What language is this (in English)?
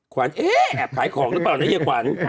Thai